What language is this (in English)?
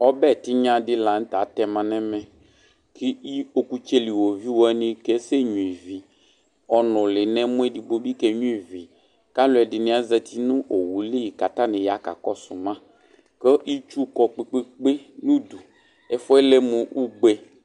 Ikposo